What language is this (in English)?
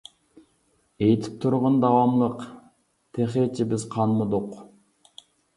Uyghur